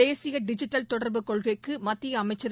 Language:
Tamil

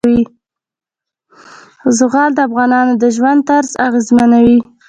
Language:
Pashto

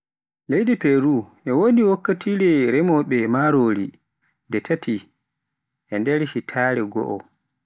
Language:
Pular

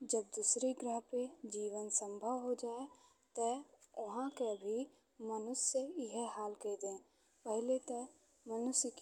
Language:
Bhojpuri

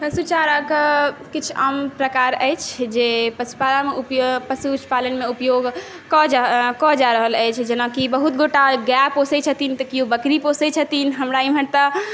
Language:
Maithili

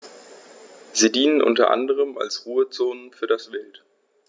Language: German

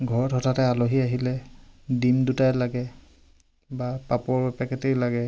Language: Assamese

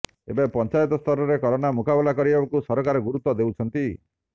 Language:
Odia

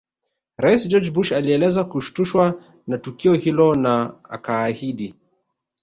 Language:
Swahili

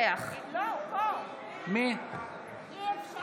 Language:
Hebrew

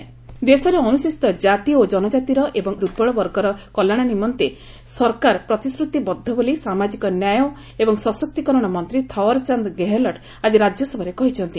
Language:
Odia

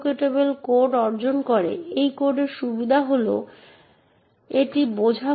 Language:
Bangla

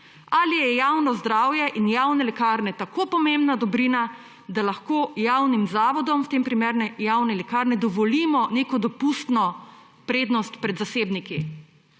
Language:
Slovenian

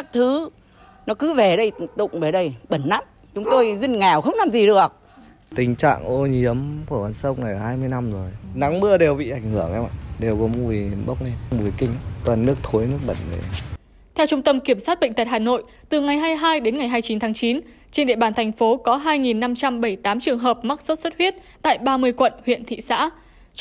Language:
Vietnamese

